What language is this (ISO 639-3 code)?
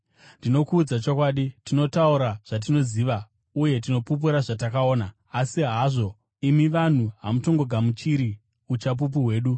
sna